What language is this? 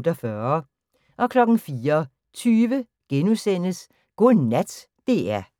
Danish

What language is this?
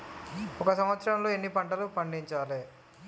Telugu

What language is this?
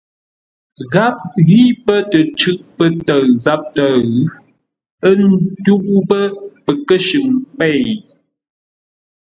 Ngombale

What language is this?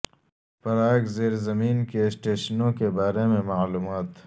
Urdu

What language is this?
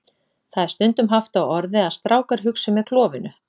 Icelandic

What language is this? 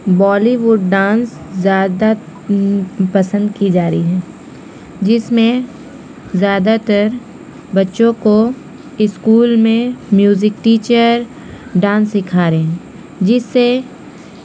Urdu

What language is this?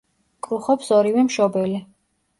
Georgian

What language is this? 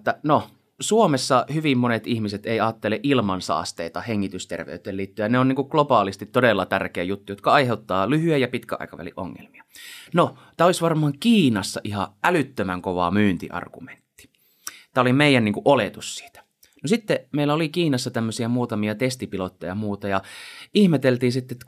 Finnish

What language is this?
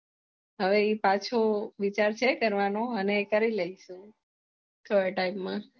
Gujarati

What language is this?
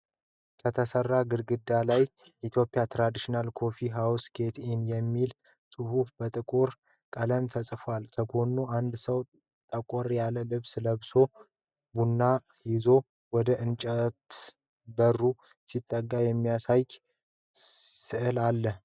Amharic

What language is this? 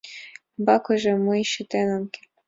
Mari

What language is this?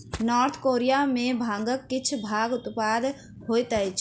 Maithili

